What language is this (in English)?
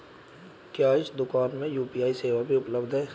Hindi